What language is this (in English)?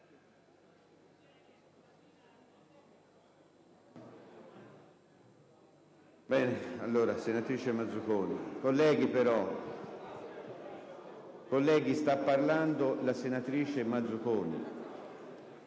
Italian